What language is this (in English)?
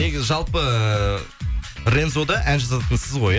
Kazakh